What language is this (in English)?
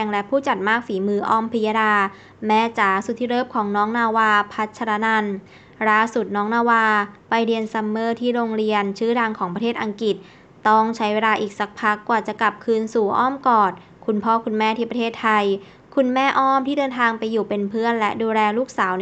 Thai